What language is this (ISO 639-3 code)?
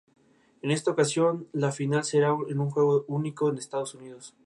spa